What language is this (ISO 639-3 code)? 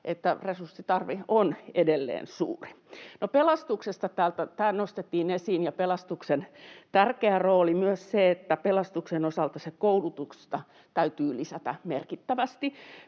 fin